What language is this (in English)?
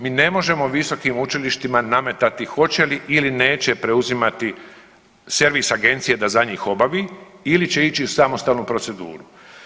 Croatian